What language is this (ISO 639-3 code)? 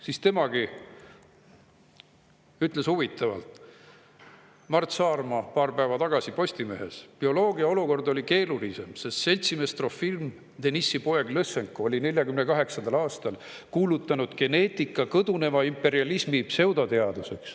est